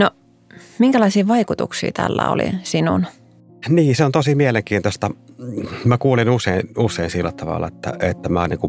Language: Finnish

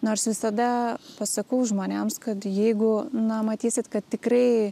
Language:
Lithuanian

